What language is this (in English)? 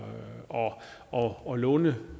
Danish